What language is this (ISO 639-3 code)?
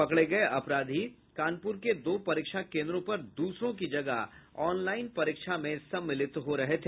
hin